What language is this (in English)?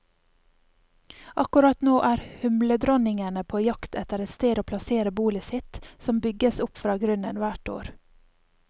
Norwegian